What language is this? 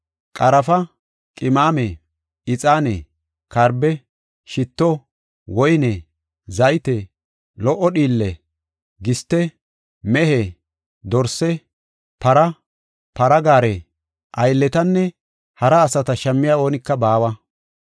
Gofa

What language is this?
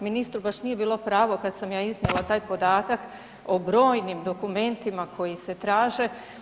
Croatian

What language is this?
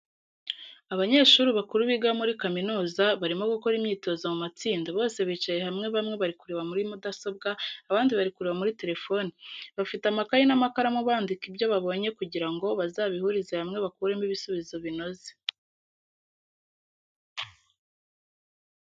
Kinyarwanda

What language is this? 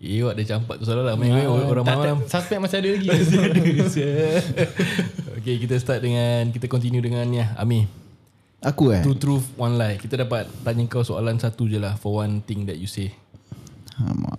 Malay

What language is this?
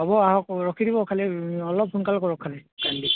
Assamese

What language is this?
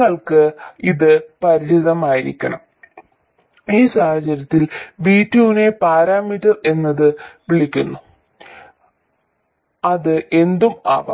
Malayalam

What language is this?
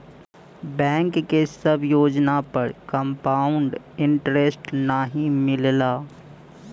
Bhojpuri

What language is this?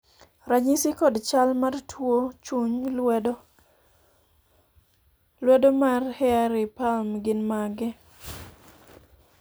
Luo (Kenya and Tanzania)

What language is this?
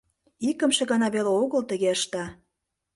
Mari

